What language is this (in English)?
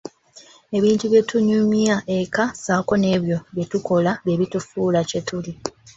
Ganda